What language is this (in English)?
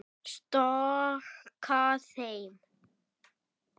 Icelandic